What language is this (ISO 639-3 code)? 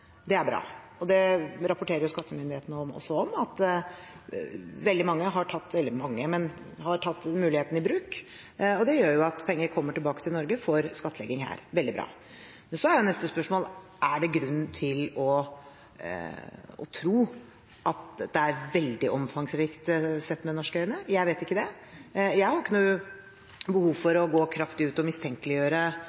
nob